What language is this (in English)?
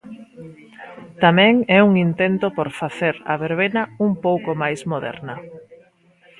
Galician